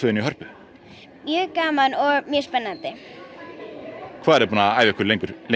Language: Icelandic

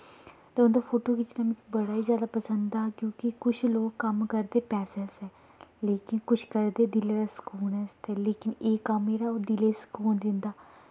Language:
Dogri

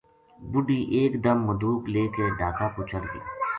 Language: Gujari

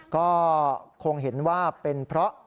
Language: Thai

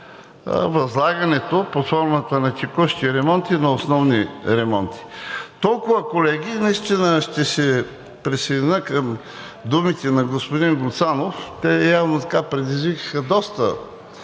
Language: Bulgarian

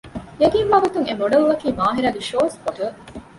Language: Divehi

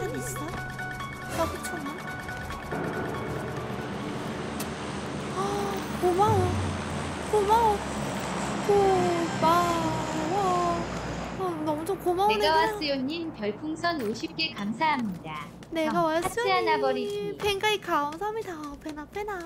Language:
Korean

